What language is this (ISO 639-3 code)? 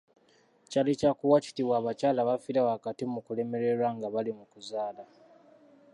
lug